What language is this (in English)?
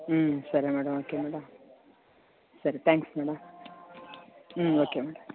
Telugu